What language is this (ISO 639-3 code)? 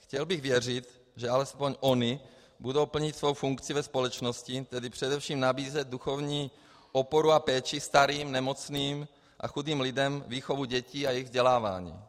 ces